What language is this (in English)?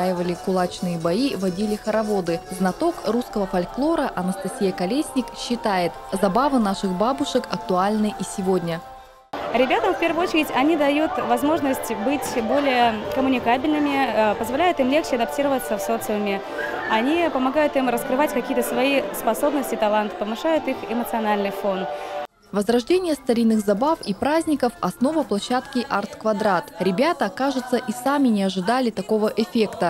Russian